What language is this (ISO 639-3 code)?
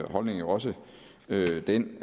dan